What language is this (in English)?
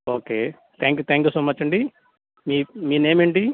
Telugu